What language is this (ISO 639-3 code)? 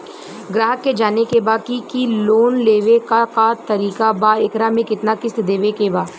bho